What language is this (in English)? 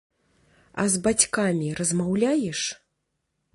Belarusian